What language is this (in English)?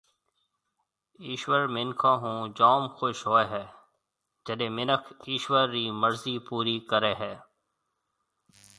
Marwari (Pakistan)